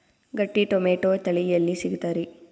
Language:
Kannada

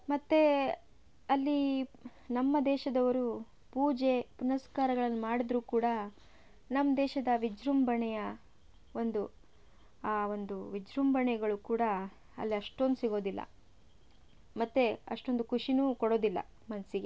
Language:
Kannada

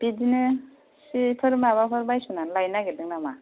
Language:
Bodo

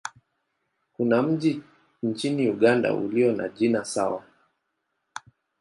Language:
Swahili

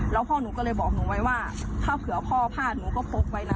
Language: Thai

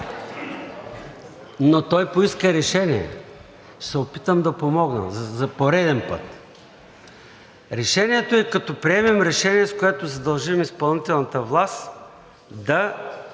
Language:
Bulgarian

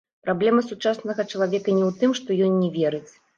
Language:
Belarusian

